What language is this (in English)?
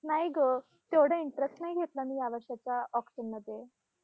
Marathi